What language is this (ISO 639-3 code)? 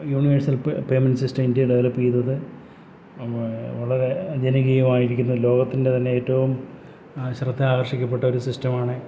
mal